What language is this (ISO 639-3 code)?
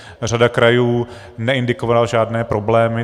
ces